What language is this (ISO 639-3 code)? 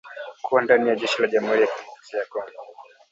swa